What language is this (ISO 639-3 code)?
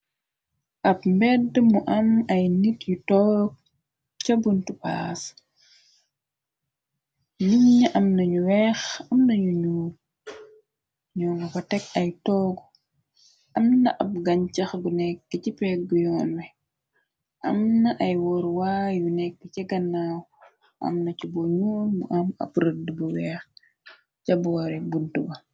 wol